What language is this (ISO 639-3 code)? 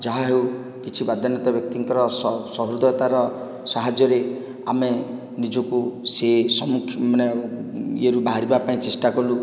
ori